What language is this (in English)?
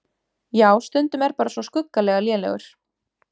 Icelandic